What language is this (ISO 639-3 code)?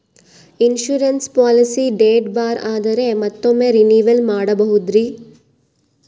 kan